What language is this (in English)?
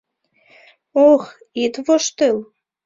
Mari